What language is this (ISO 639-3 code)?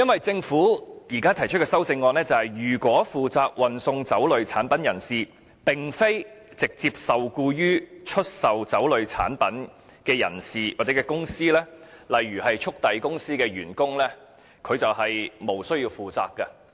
yue